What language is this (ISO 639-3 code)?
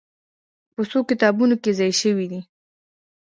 pus